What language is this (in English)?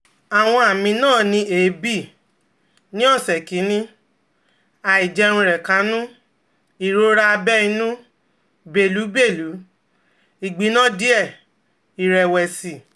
Yoruba